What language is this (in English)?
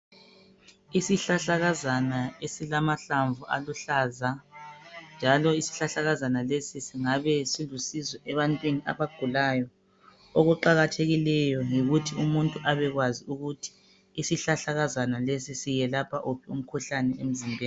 North Ndebele